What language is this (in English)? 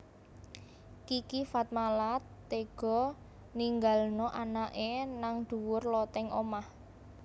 Javanese